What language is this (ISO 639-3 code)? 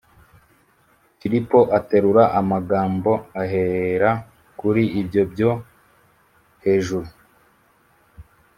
kin